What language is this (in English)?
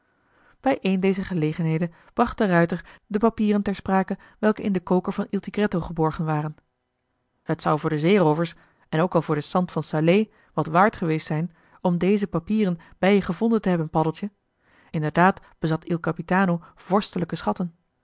Dutch